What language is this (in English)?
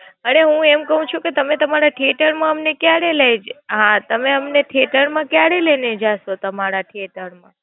Gujarati